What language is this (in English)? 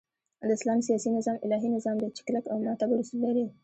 Pashto